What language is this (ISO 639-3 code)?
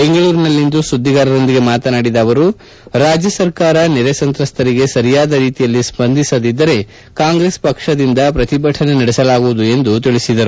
kan